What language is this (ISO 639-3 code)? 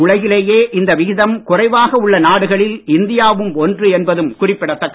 tam